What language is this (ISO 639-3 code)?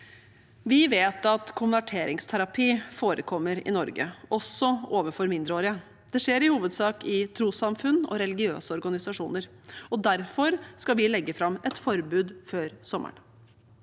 nor